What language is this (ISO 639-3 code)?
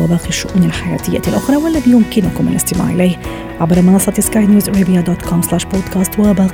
ara